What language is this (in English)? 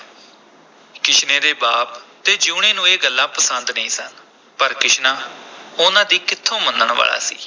Punjabi